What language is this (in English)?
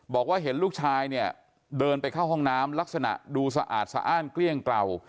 Thai